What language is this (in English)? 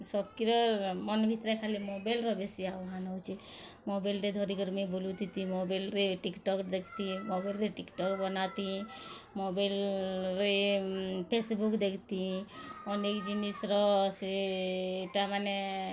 Odia